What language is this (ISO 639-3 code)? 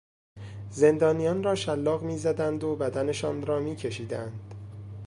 fas